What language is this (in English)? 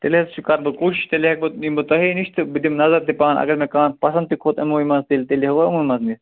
Kashmiri